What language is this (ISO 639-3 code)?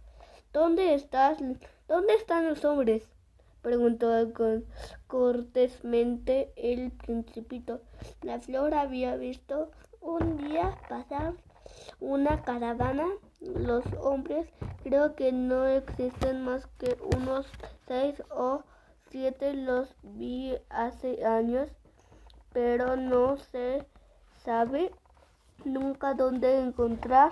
spa